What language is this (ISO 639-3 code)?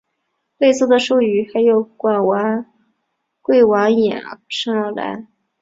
zho